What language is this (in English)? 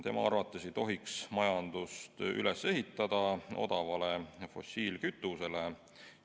Estonian